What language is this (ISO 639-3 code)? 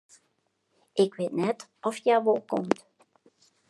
fry